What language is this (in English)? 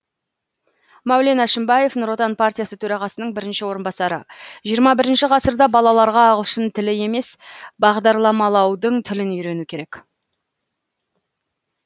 Kazakh